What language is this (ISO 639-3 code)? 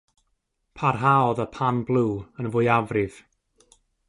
cym